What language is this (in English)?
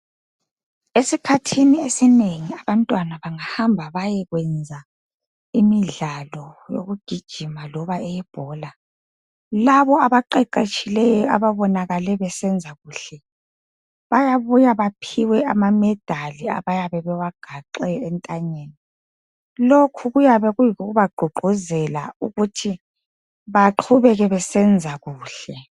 North Ndebele